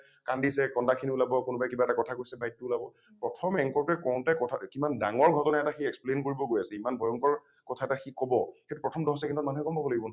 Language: Assamese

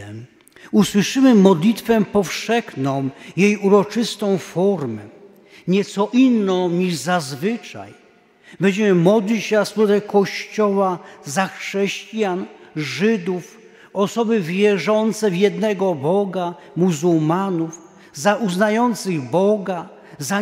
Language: Polish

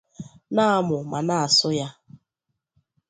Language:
Igbo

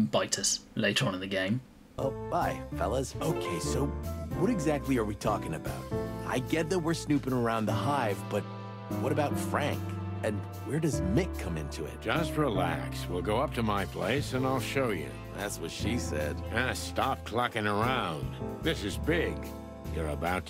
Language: English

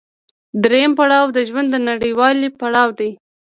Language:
Pashto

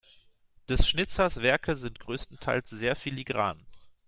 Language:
German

